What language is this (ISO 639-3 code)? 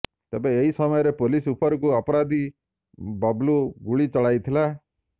ori